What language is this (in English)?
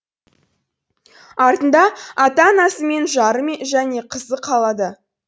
Kazakh